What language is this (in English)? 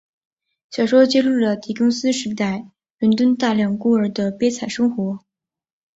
Chinese